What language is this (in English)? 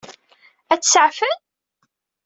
Kabyle